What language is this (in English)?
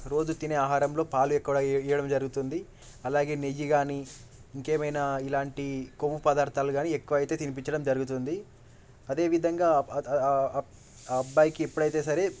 Telugu